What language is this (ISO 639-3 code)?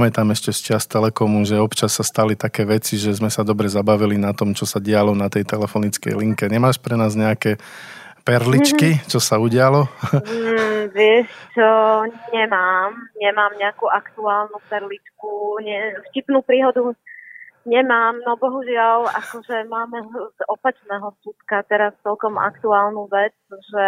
slk